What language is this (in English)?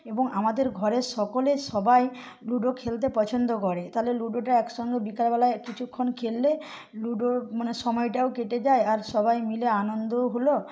Bangla